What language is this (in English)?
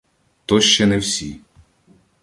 Ukrainian